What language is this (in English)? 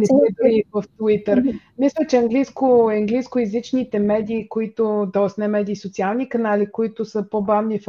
Bulgarian